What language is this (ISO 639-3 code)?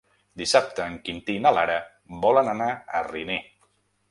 cat